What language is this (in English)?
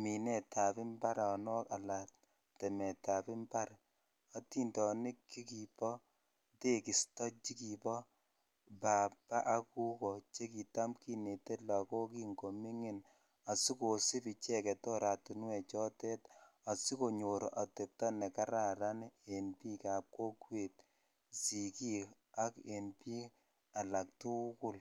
Kalenjin